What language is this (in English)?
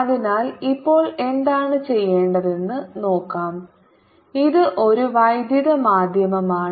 Malayalam